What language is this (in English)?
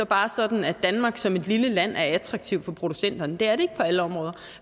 Danish